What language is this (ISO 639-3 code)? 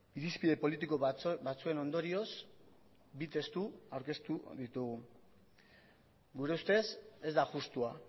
eus